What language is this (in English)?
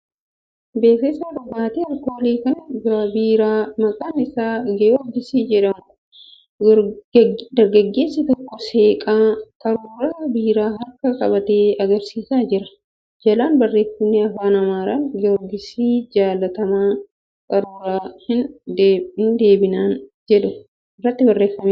Oromo